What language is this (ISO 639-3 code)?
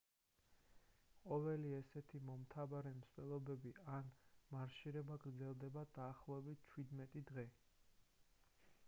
kat